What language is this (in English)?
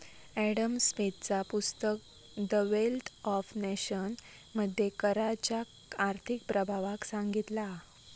Marathi